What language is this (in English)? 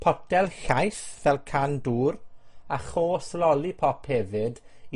Welsh